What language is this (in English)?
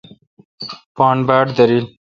Kalkoti